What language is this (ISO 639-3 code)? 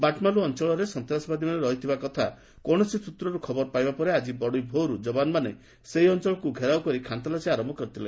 ori